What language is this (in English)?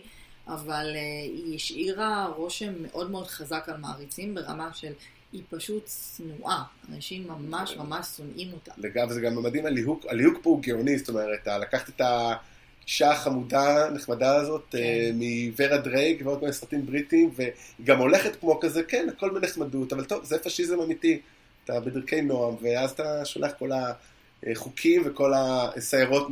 Hebrew